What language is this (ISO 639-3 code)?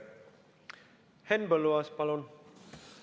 est